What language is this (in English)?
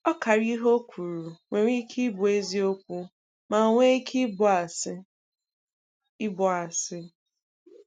Igbo